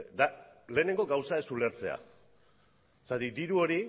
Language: Basque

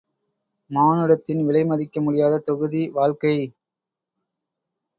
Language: Tamil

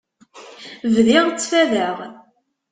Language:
Kabyle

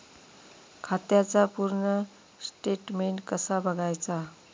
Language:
Marathi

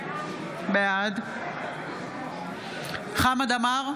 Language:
Hebrew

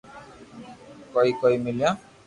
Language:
Loarki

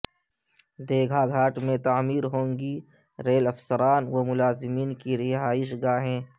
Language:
Urdu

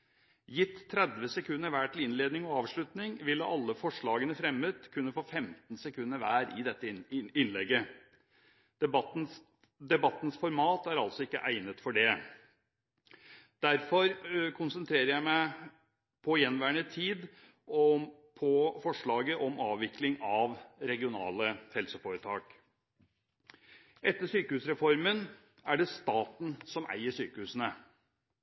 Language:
Norwegian Bokmål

